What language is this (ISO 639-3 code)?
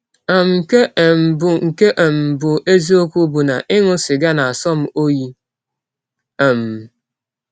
ibo